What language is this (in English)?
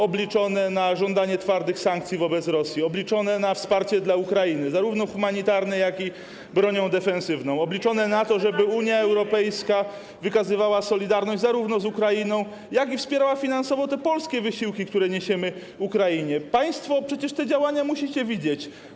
Polish